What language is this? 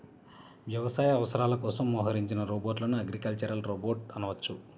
Telugu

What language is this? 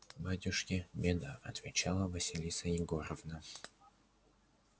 Russian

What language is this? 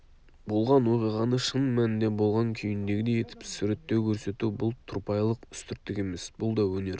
Kazakh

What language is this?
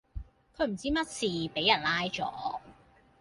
Cantonese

